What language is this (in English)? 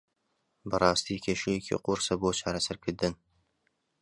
Central Kurdish